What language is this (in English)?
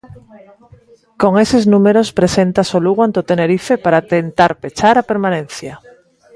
Galician